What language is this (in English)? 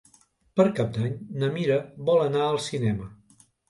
Catalan